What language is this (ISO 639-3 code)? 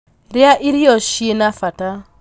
kik